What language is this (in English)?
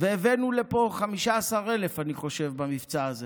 Hebrew